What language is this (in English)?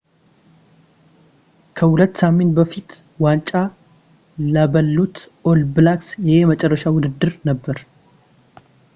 Amharic